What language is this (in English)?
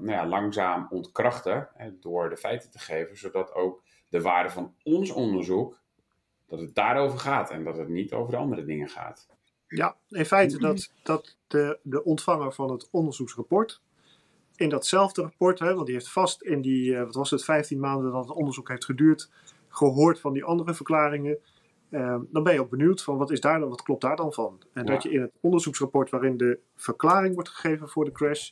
Dutch